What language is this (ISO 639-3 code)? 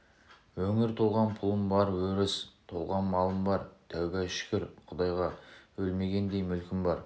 kaz